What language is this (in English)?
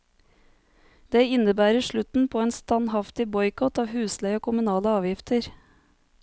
Norwegian